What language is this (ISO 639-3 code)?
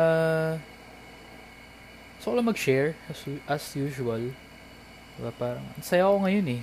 fil